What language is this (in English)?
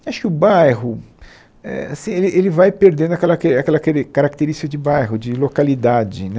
Portuguese